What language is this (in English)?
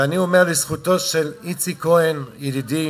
Hebrew